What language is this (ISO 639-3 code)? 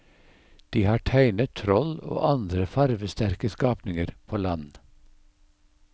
nor